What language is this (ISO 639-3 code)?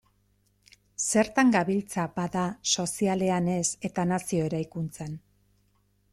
eus